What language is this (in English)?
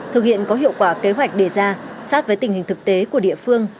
Vietnamese